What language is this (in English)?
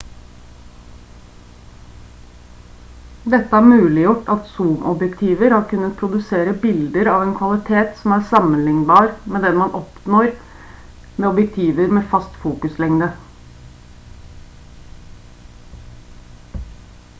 Norwegian Bokmål